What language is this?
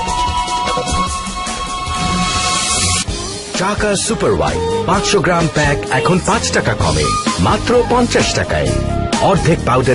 Arabic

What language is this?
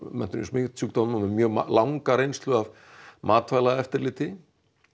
Icelandic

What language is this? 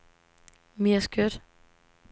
Danish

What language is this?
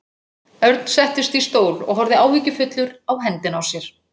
Icelandic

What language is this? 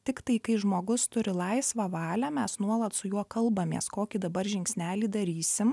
Lithuanian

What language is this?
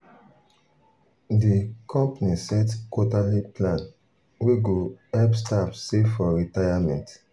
Nigerian Pidgin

